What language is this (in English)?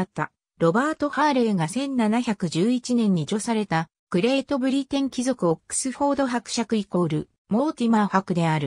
Japanese